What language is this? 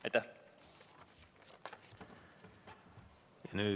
Estonian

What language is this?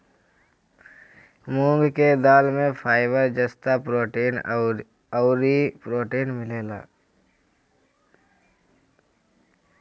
Bhojpuri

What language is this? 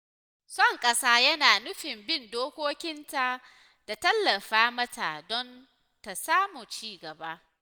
Hausa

